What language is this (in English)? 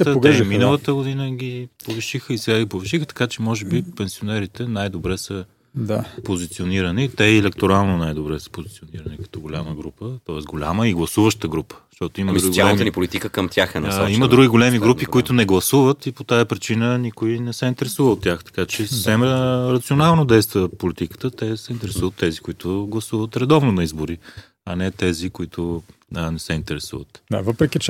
Bulgarian